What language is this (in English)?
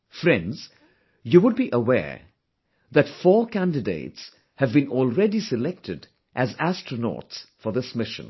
English